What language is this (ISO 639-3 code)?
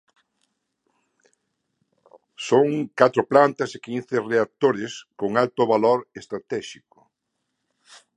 glg